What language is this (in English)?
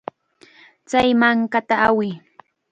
Chiquián Ancash Quechua